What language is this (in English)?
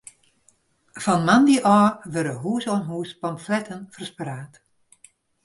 Western Frisian